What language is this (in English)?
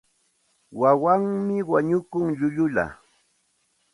Santa Ana de Tusi Pasco Quechua